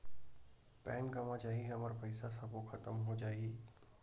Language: Chhattisgarhi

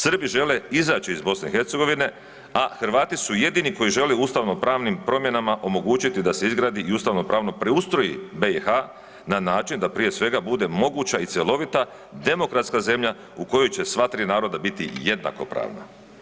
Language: Croatian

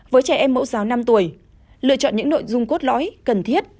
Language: Vietnamese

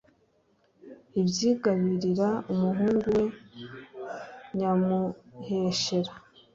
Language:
Kinyarwanda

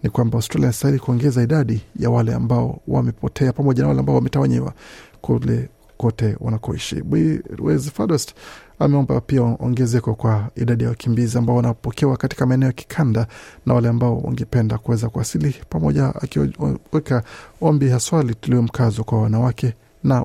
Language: Swahili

